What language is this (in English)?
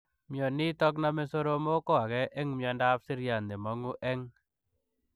Kalenjin